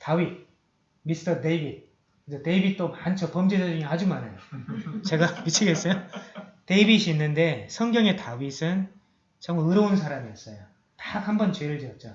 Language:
Korean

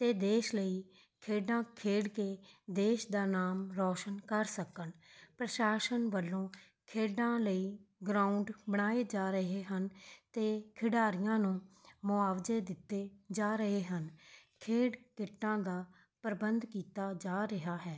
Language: Punjabi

